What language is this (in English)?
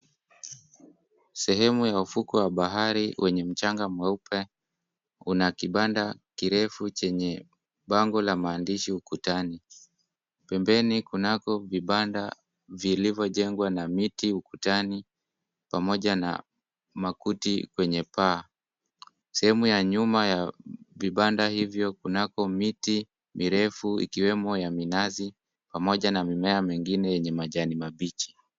Swahili